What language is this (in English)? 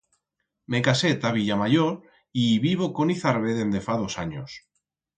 Aragonese